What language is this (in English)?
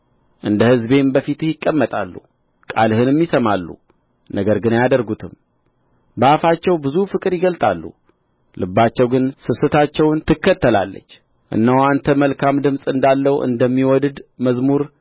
Amharic